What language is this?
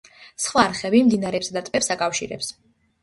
Georgian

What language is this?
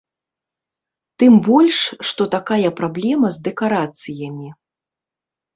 Belarusian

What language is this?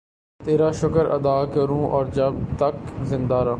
Urdu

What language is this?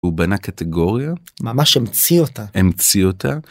Hebrew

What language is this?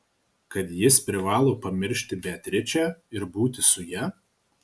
Lithuanian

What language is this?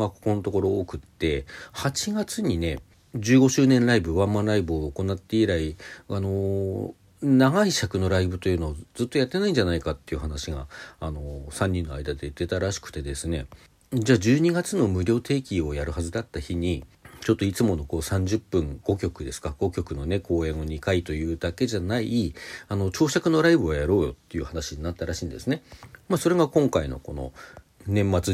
Japanese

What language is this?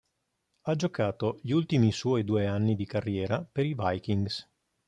Italian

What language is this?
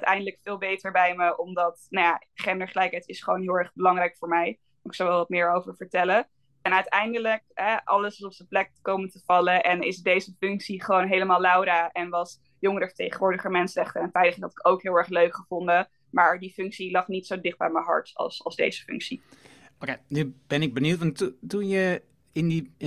Dutch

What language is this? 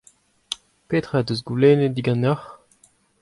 Breton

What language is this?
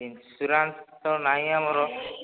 Odia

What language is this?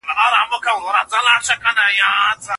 Pashto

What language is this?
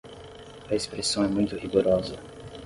Portuguese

